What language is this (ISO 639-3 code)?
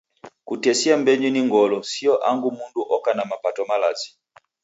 dav